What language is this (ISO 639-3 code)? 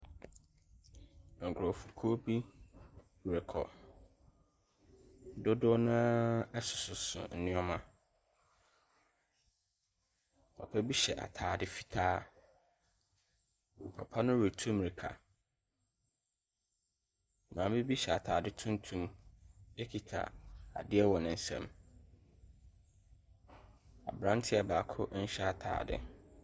aka